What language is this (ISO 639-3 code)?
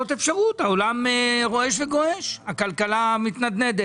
heb